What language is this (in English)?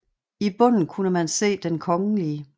Danish